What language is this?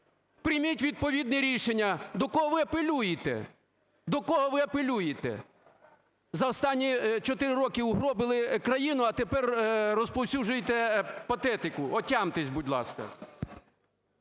Ukrainian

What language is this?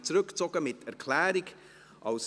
Swiss German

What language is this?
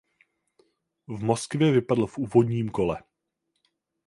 Czech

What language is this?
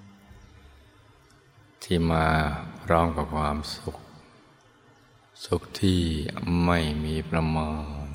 Thai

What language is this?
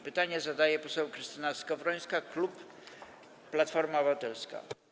Polish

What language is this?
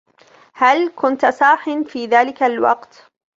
Arabic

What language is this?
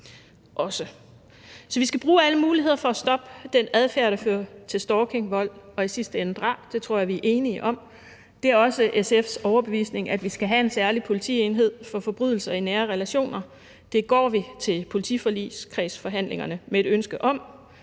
Danish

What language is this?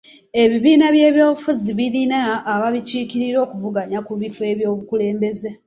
Ganda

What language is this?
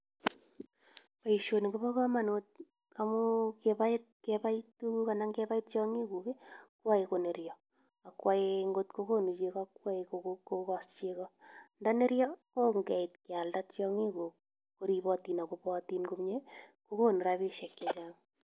Kalenjin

